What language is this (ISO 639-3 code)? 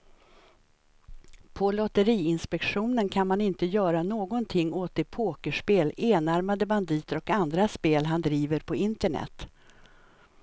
swe